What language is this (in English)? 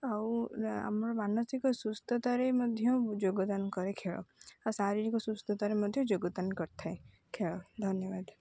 Odia